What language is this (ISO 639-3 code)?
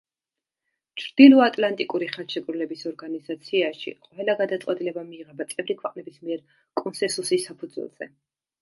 kat